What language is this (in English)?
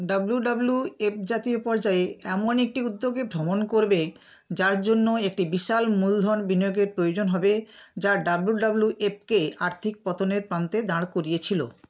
Bangla